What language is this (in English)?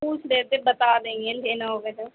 Urdu